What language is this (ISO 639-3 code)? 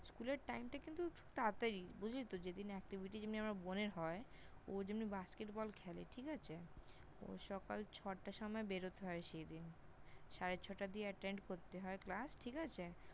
ben